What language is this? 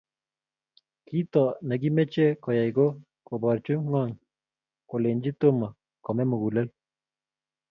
Kalenjin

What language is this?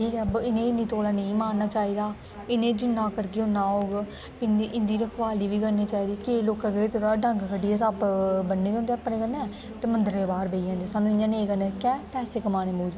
Dogri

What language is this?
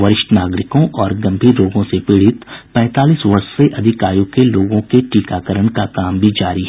Hindi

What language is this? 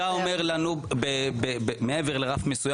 Hebrew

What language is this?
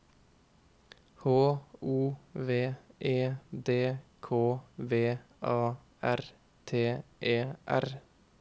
Norwegian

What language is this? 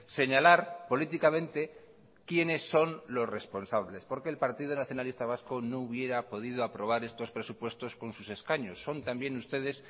Spanish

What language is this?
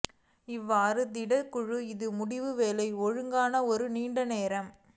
Tamil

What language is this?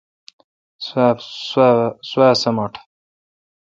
Kalkoti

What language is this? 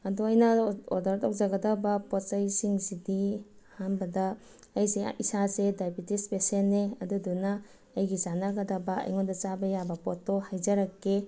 Manipuri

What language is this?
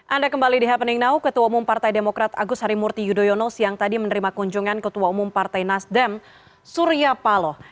Indonesian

